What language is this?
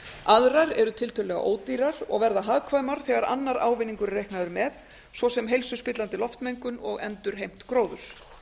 Icelandic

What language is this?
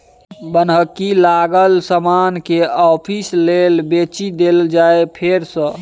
Maithili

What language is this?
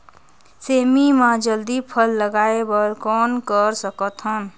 Chhattisgarhi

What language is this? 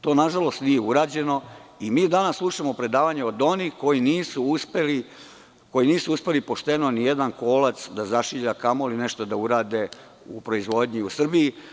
Serbian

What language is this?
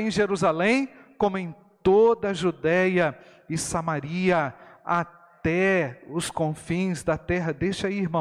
Portuguese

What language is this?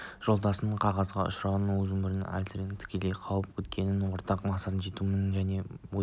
Kazakh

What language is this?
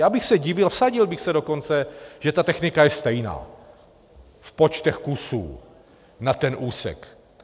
Czech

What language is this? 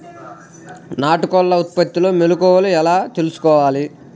Telugu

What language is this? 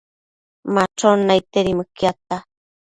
Matsés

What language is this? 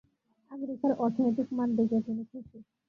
Bangla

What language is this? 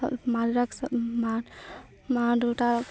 Assamese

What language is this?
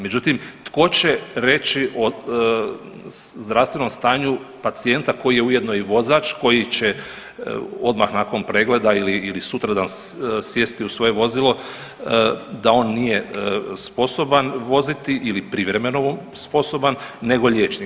Croatian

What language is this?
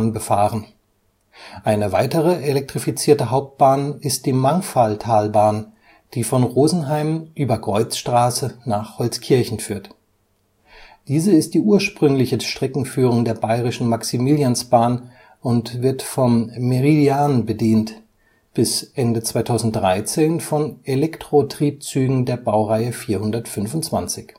German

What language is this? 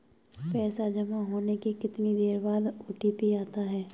Hindi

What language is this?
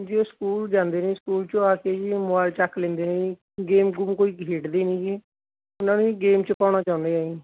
Punjabi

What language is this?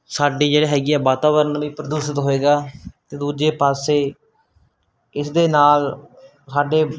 Punjabi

